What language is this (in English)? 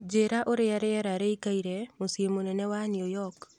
Kikuyu